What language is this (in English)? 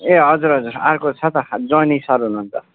Nepali